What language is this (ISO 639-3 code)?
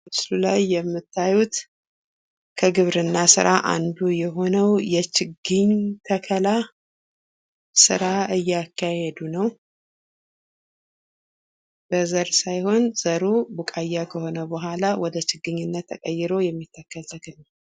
amh